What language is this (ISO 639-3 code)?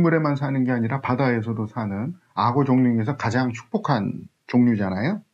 kor